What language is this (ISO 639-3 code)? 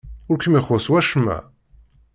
kab